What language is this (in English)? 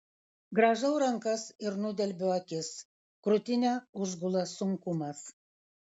Lithuanian